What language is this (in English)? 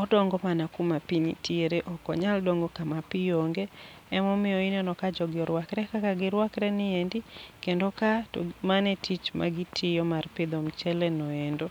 Luo (Kenya and Tanzania)